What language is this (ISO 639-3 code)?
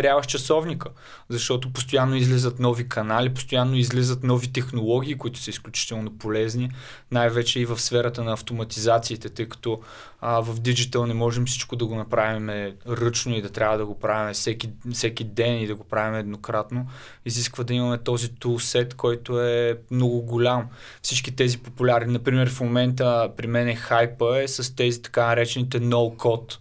bul